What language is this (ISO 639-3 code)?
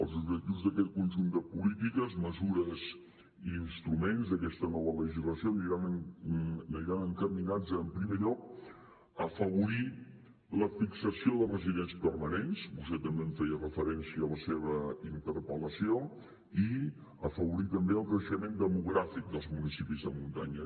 cat